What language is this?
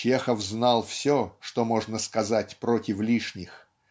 Russian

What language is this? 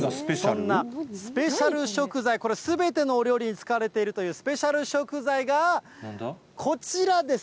Japanese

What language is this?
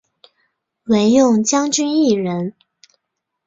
Chinese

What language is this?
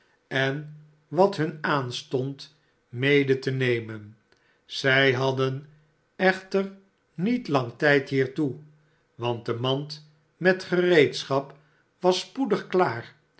Dutch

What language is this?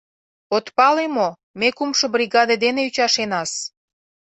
Mari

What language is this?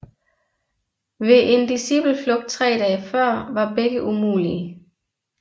Danish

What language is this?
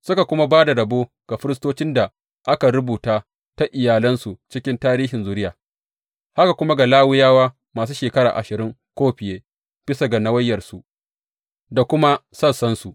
Hausa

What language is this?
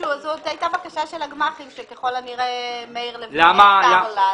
Hebrew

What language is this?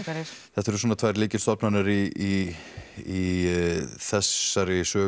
Icelandic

